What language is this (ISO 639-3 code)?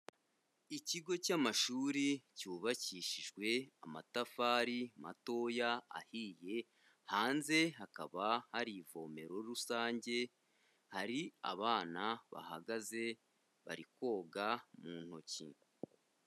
kin